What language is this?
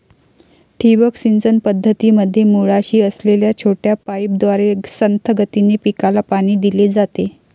Marathi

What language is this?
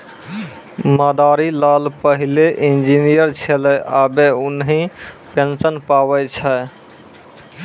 Maithili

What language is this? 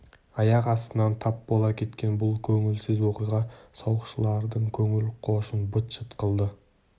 Kazakh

